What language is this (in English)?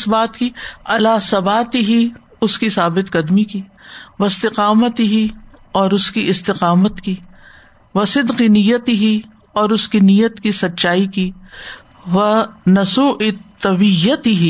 Urdu